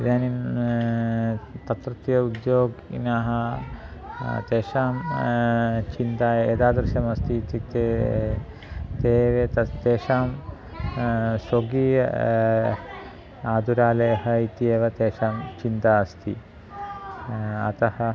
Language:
Sanskrit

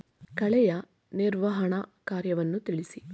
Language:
Kannada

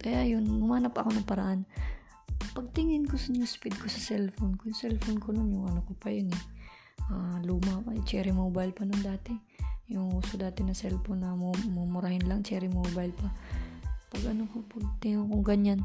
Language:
Filipino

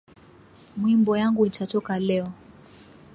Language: Swahili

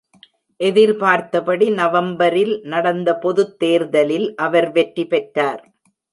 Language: Tamil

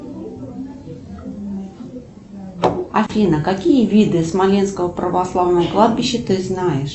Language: Russian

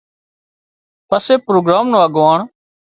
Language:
Wadiyara Koli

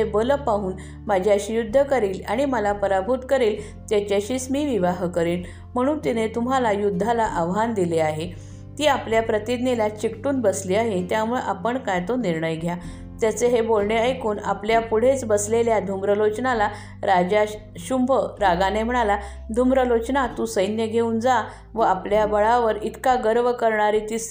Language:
Marathi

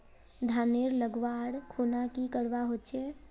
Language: Magahi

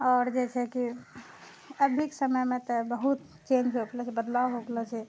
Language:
Maithili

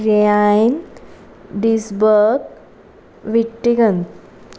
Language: Konkani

